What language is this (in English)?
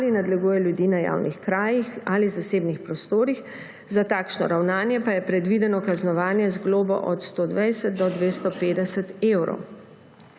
Slovenian